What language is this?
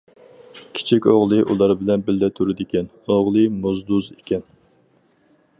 Uyghur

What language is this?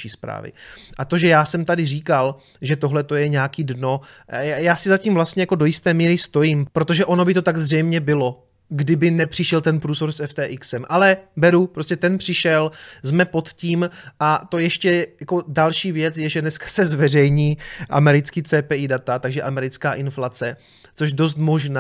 Czech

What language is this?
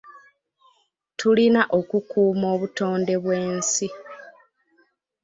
Ganda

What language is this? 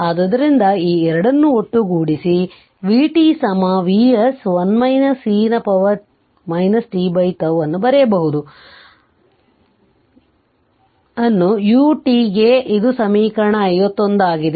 Kannada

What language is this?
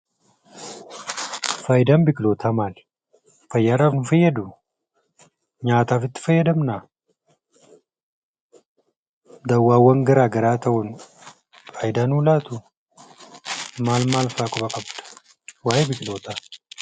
Oromo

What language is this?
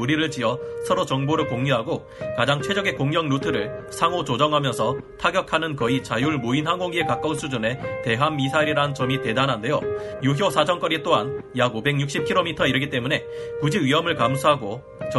Korean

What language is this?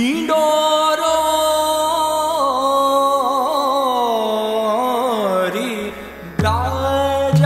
Marathi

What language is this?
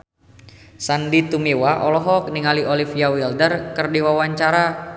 Sundanese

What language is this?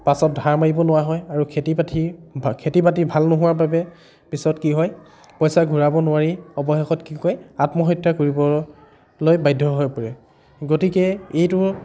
Assamese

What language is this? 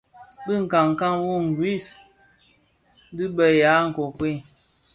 Bafia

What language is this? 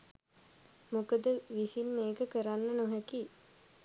Sinhala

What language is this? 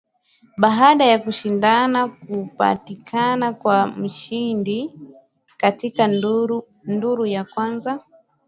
Swahili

